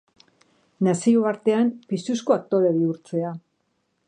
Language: Basque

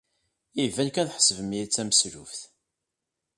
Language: Kabyle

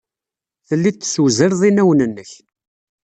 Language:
Kabyle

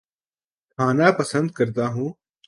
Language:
Urdu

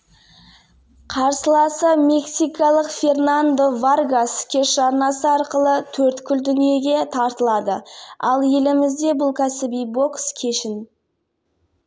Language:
Kazakh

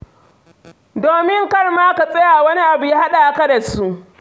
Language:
Hausa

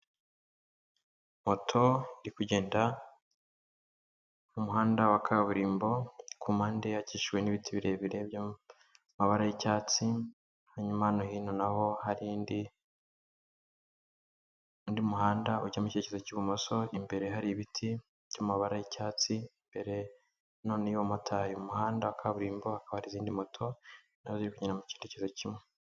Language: Kinyarwanda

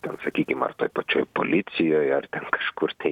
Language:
Lithuanian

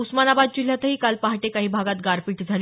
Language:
Marathi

